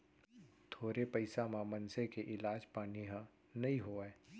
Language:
Chhattisgarhi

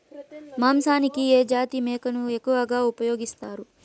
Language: Telugu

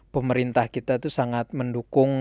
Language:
Indonesian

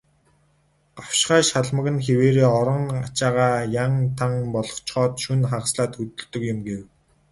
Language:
Mongolian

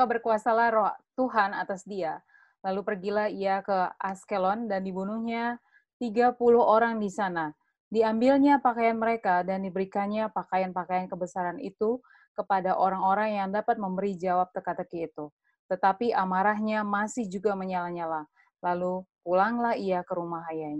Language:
Indonesian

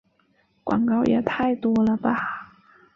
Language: Chinese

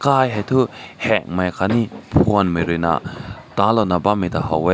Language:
Rongmei Naga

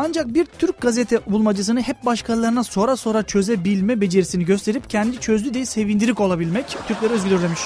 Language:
Turkish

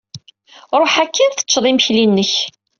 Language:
Kabyle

